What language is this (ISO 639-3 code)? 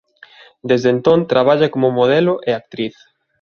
glg